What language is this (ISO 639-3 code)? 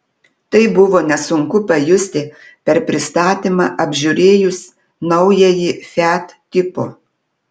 lit